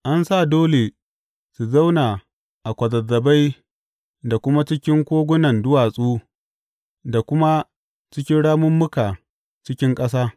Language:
Hausa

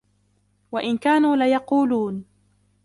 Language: Arabic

